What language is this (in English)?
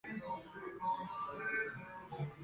Arabic